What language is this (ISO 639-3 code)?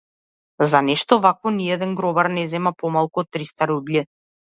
mkd